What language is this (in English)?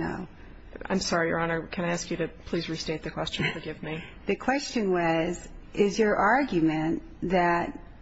English